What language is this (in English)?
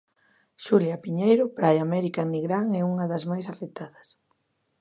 Galician